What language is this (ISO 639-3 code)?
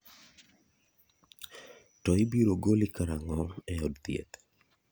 luo